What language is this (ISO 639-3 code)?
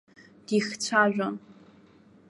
abk